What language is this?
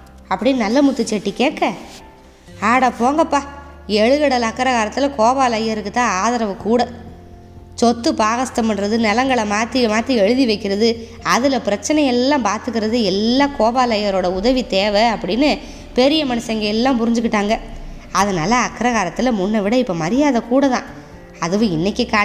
Tamil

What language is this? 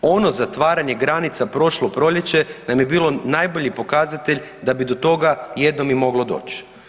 Croatian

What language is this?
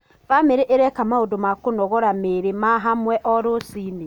Kikuyu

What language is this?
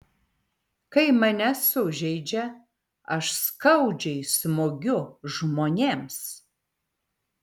Lithuanian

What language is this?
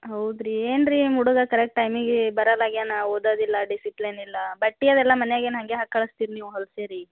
Kannada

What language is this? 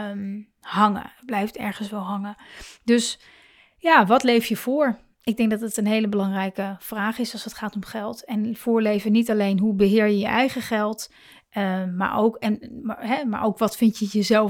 Dutch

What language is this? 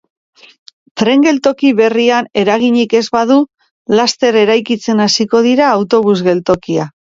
Basque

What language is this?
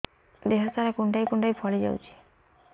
Odia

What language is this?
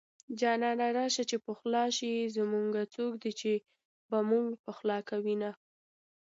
Pashto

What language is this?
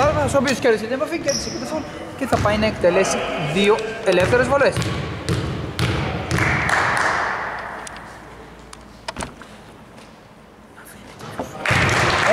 Greek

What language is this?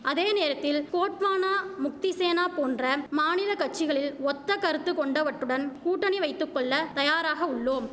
Tamil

